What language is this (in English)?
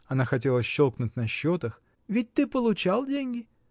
Russian